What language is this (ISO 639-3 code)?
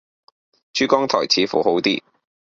yue